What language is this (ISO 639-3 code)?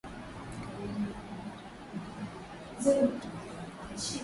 swa